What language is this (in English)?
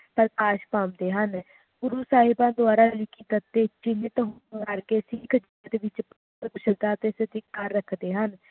Punjabi